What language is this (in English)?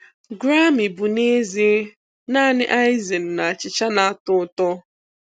Igbo